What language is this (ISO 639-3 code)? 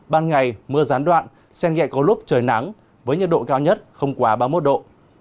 vie